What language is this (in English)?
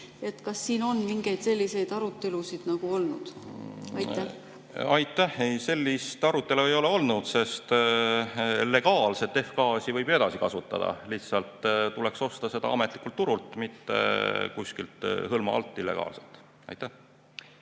Estonian